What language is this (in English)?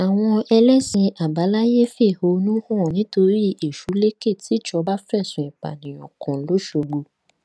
Yoruba